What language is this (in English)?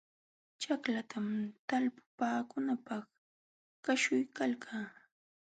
Jauja Wanca Quechua